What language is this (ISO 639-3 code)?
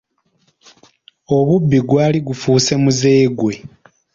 lug